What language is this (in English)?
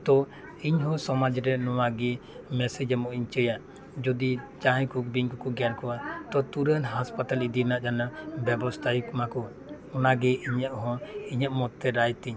Santali